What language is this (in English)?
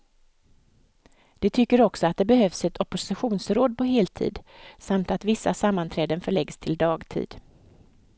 Swedish